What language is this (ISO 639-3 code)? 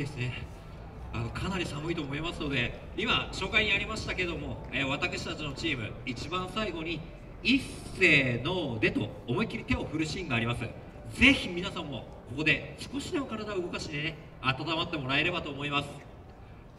jpn